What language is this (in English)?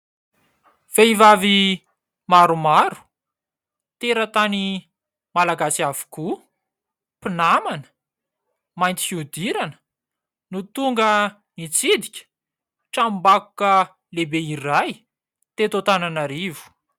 Malagasy